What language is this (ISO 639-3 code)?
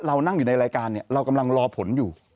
tha